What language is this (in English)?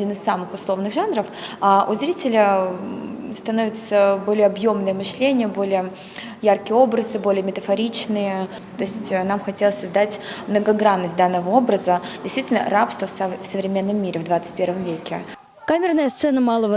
Russian